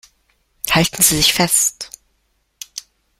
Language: German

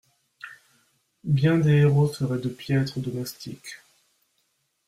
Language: French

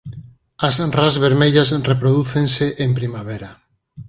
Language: Galician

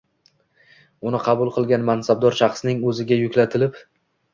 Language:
Uzbek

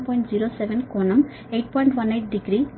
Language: Telugu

